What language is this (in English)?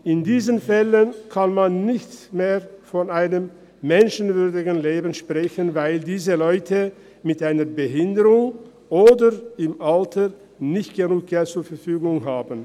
Swiss German